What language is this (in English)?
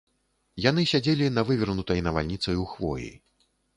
Belarusian